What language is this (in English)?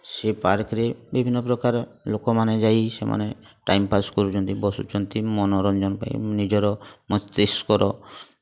Odia